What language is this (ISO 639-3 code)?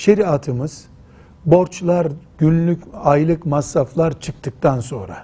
tur